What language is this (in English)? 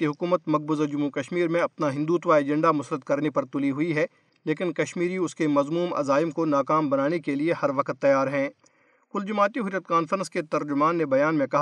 Urdu